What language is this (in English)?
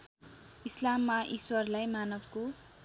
Nepali